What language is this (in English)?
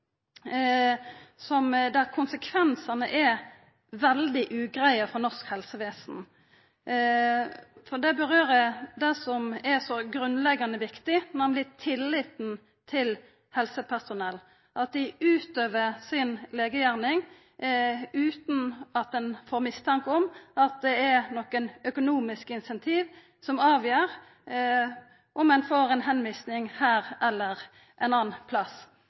Norwegian Nynorsk